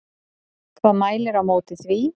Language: Icelandic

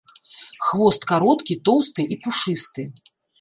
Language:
Belarusian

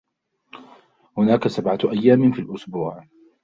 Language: Arabic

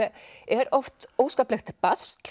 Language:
Icelandic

